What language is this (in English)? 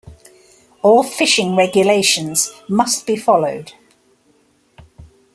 English